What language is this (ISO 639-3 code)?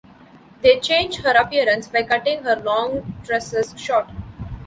eng